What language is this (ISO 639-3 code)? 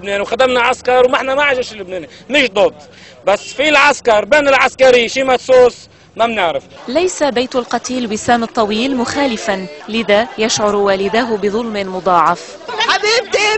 ara